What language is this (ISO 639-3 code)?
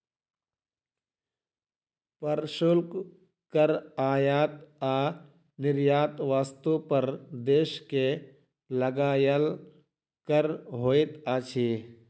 mai